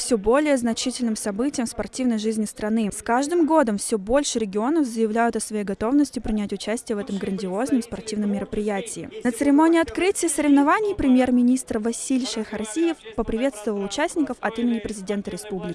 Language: Russian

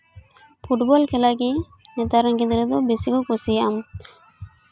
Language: Santali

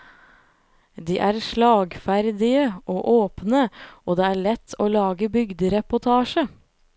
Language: Norwegian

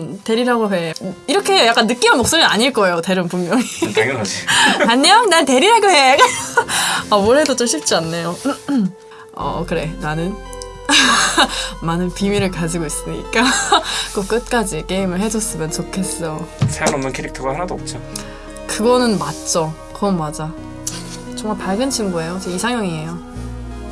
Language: Korean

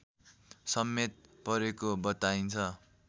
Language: Nepali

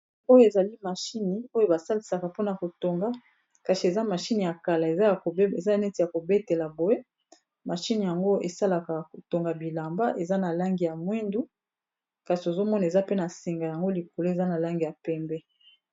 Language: Lingala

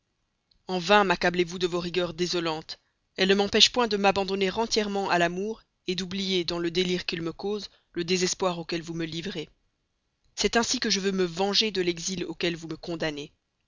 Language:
French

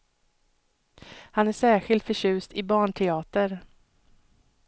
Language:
Swedish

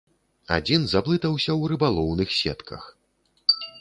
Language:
Belarusian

